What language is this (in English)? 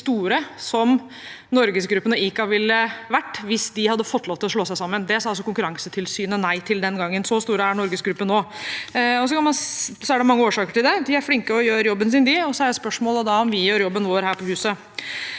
Norwegian